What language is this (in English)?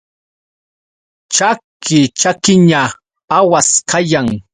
Yauyos Quechua